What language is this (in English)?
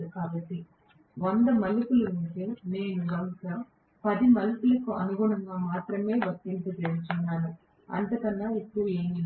Telugu